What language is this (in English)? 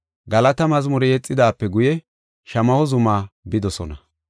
Gofa